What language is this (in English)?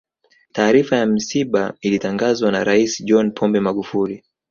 Swahili